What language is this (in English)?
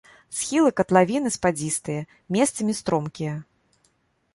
Belarusian